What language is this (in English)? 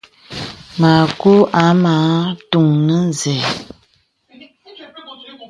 Bebele